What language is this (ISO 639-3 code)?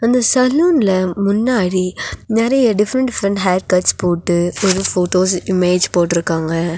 tam